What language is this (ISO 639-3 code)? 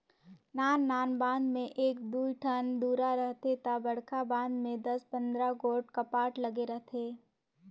hne